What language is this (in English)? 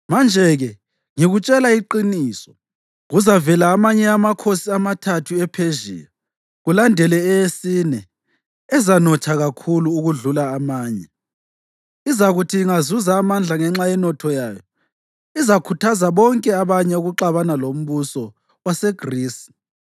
North Ndebele